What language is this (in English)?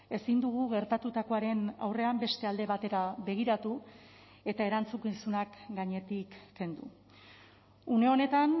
Basque